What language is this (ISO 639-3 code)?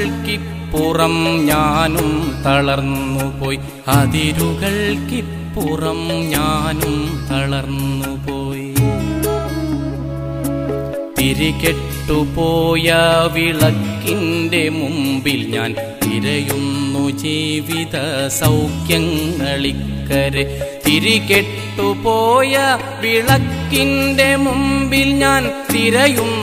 mal